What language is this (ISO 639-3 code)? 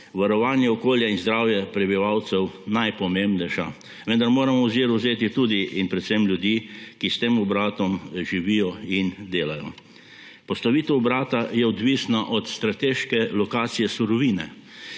slv